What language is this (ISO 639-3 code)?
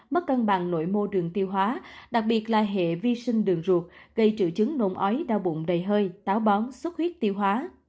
vie